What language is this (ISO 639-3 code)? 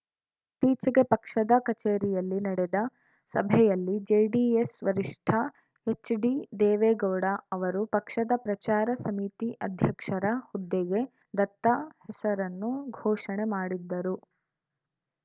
kan